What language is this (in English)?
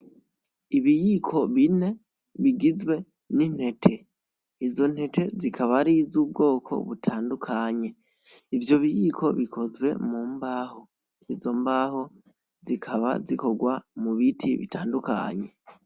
Rundi